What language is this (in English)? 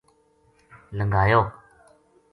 Gujari